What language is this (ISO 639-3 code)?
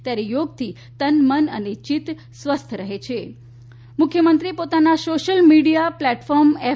guj